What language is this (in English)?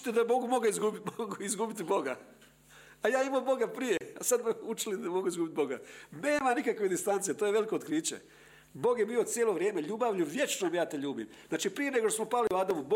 Croatian